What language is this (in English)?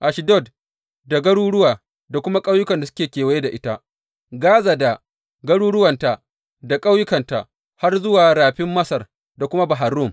Hausa